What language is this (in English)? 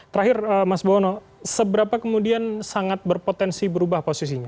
Indonesian